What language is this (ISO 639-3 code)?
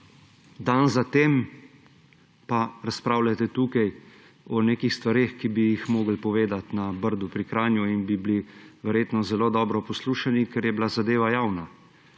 slv